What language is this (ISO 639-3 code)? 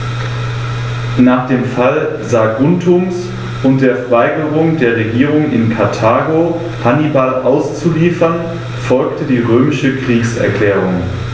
deu